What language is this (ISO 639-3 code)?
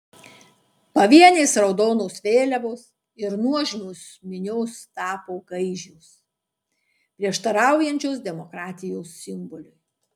lit